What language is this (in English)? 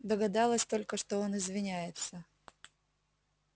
Russian